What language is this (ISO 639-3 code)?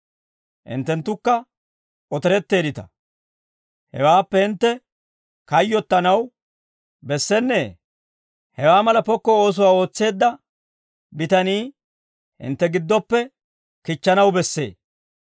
dwr